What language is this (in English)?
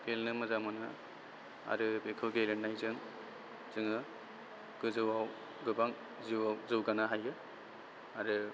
Bodo